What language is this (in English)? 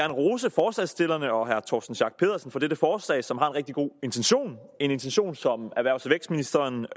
Danish